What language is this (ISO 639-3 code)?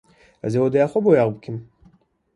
kur